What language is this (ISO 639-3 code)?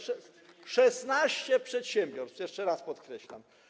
pol